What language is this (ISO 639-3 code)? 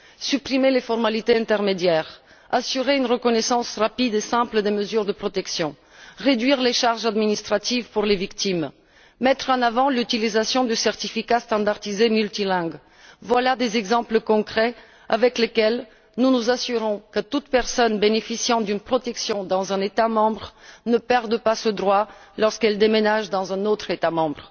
fra